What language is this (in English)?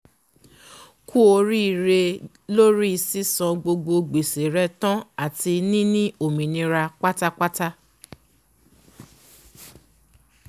Yoruba